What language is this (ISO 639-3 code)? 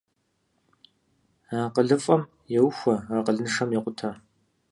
kbd